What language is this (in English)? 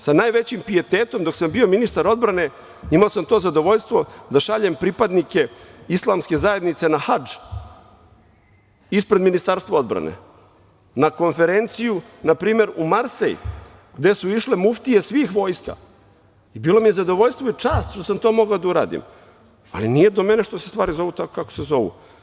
Serbian